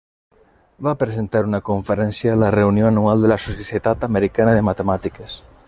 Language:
Catalan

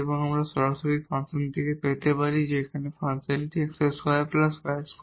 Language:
Bangla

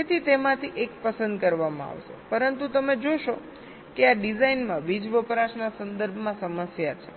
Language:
Gujarati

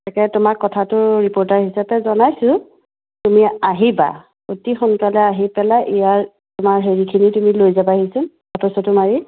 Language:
Assamese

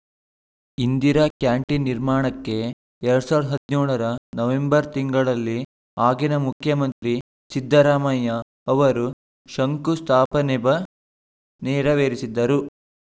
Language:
Kannada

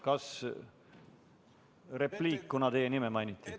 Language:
Estonian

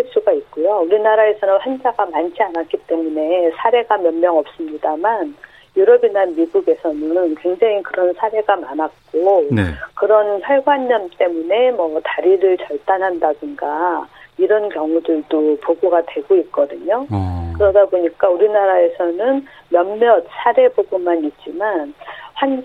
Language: Korean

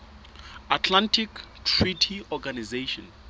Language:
Southern Sotho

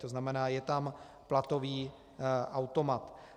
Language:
Czech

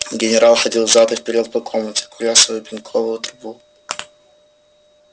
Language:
Russian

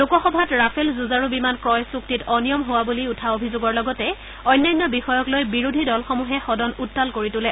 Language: Assamese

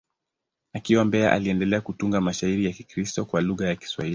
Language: Swahili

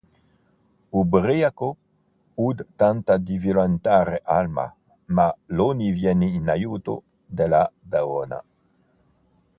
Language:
Italian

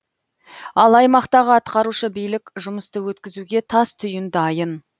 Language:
Kazakh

